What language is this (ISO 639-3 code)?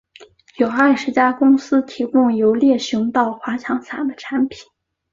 zho